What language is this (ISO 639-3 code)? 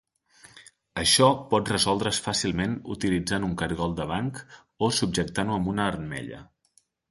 cat